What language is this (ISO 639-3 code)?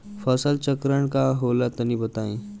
bho